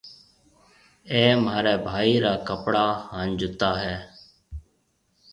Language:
Marwari (Pakistan)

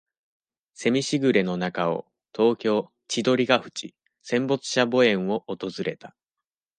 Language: Japanese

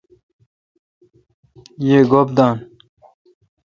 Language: Kalkoti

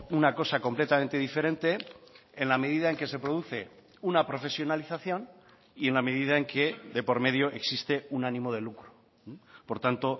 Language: Spanish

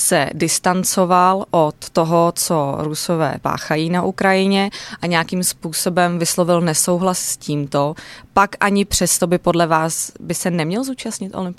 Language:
Czech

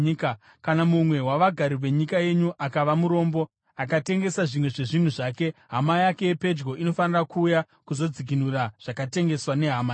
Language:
Shona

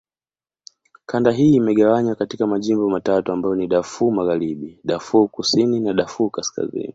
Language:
Swahili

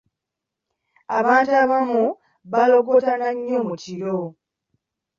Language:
Ganda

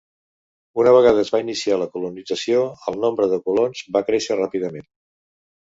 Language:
Catalan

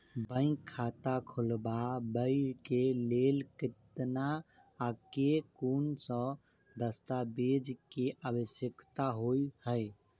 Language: Maithili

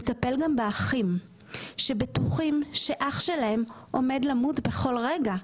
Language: Hebrew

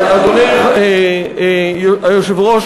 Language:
Hebrew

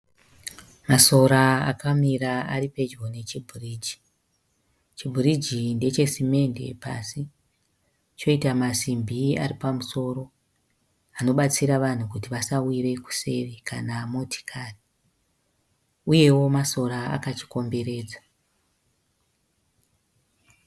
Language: Shona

